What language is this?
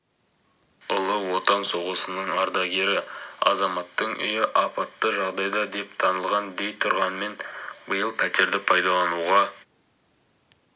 Kazakh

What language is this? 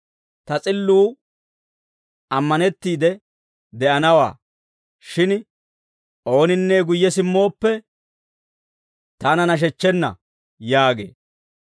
Dawro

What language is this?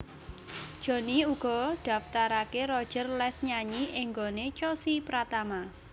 Javanese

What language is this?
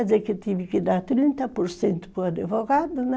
Portuguese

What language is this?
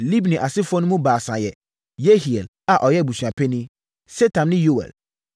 Akan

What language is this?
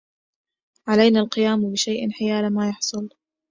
Arabic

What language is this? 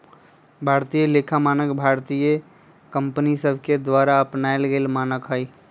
Magahi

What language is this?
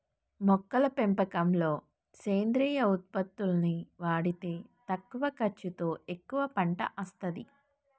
Telugu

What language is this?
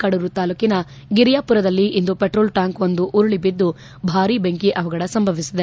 Kannada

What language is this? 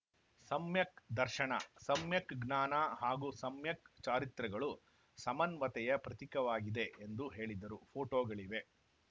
Kannada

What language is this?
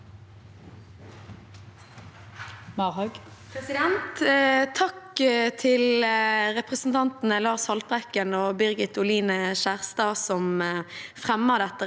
Norwegian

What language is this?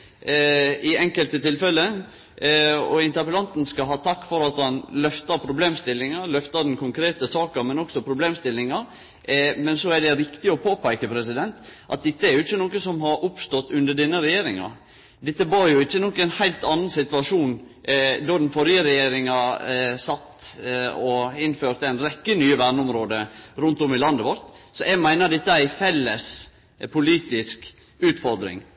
Norwegian Nynorsk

